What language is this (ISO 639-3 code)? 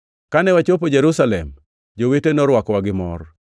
luo